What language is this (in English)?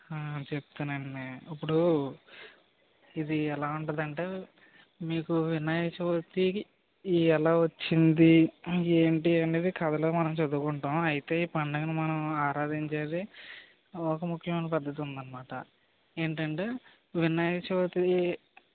Telugu